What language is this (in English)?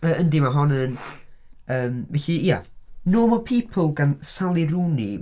Welsh